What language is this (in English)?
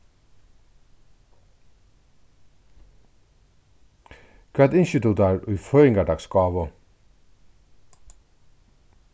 Faroese